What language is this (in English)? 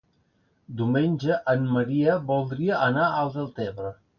Catalan